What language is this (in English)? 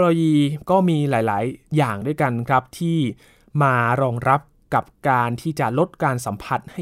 Thai